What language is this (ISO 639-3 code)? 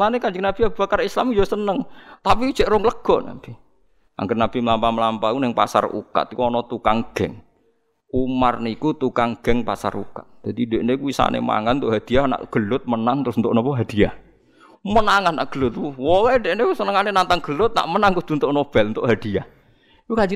ind